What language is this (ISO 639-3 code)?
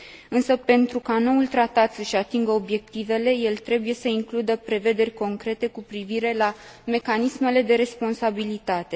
ron